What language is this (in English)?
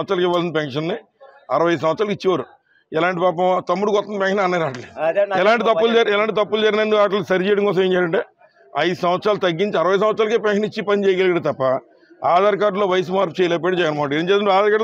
Hindi